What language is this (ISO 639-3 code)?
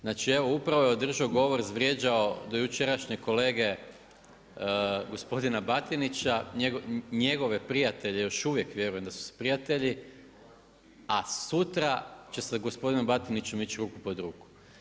hrv